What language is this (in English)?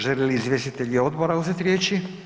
Croatian